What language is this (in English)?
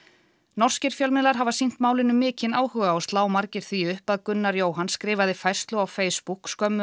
Icelandic